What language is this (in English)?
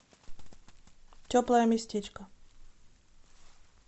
Russian